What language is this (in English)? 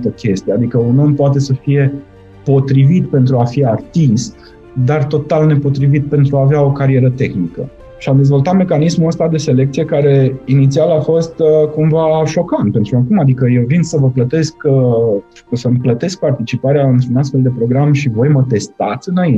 Romanian